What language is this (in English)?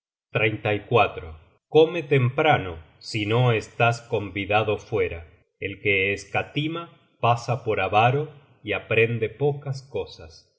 Spanish